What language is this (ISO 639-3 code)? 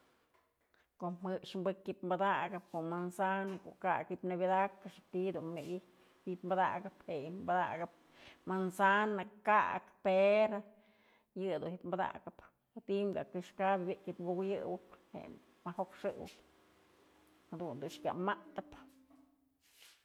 mzl